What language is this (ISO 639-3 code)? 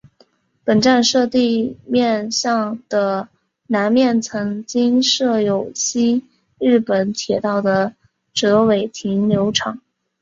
zho